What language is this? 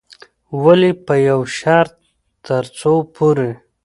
Pashto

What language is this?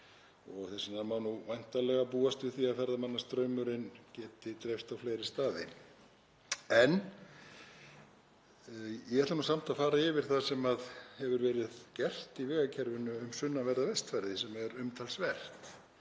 Icelandic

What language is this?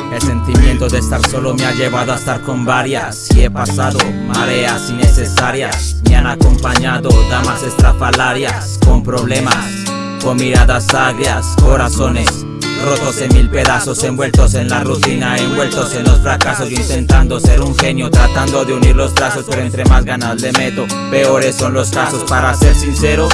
Spanish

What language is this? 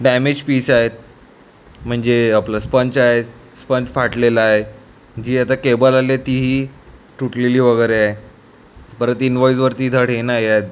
Marathi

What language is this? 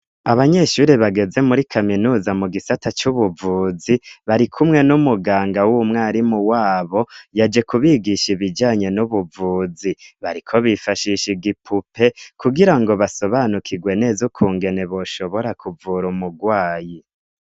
Rundi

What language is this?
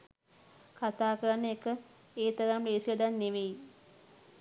Sinhala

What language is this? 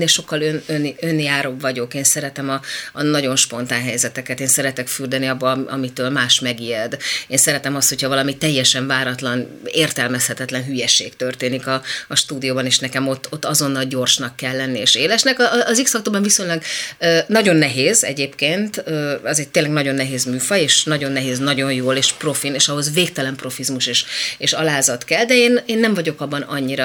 Hungarian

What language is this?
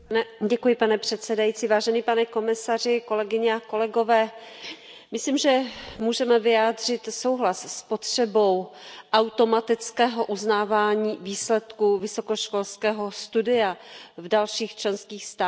Czech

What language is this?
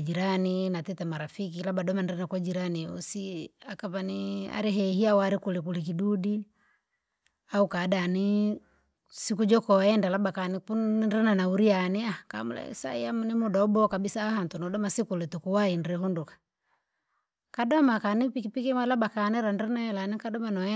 Langi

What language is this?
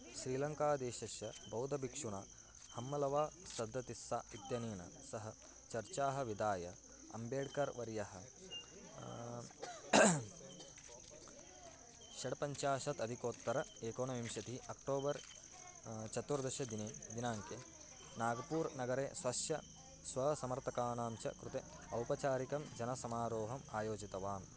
Sanskrit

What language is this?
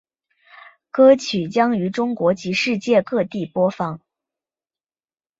Chinese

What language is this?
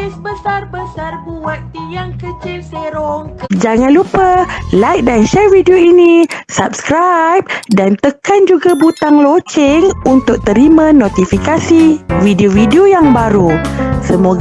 Malay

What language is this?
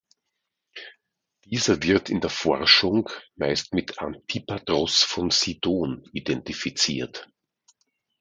German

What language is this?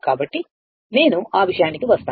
Telugu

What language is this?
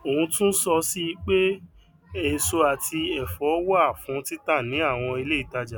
Yoruba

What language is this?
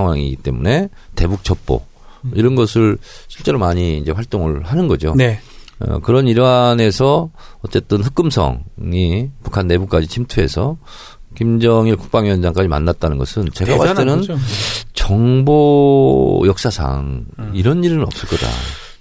Korean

